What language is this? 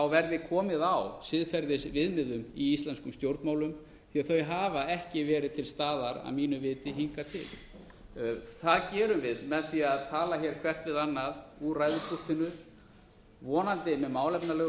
Icelandic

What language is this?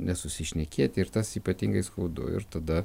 Lithuanian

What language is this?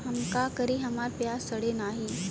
Bhojpuri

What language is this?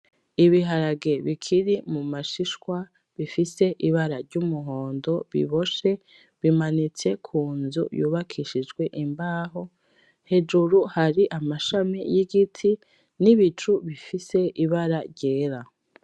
Rundi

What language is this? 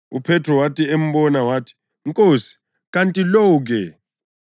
North Ndebele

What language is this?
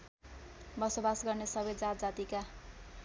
Nepali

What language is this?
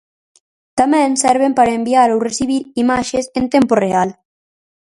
Galician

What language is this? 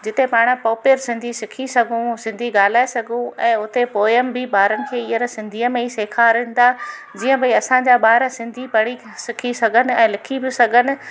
Sindhi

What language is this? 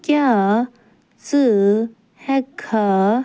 Kashmiri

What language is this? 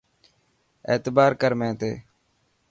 Dhatki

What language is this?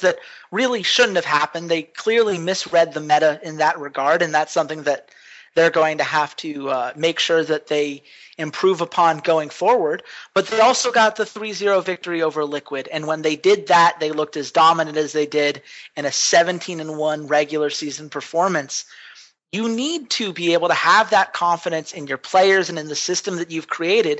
English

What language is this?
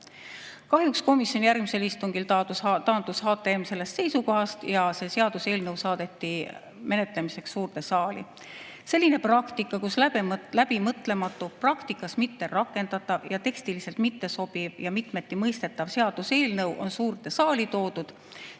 Estonian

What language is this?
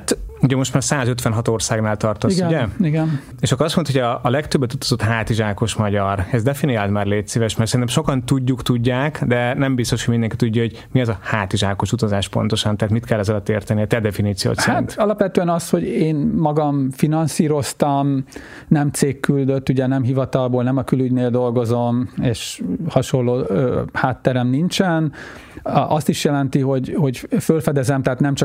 Hungarian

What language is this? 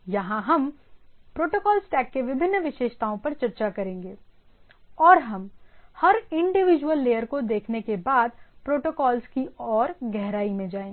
Hindi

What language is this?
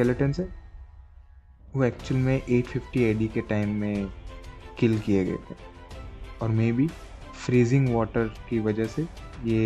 Hindi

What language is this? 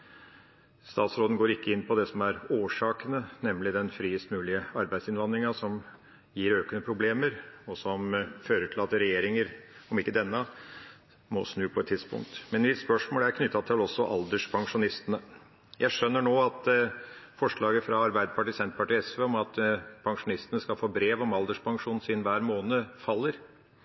Norwegian Bokmål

